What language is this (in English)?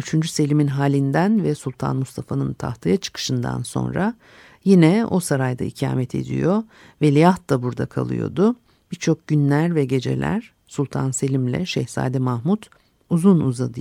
Turkish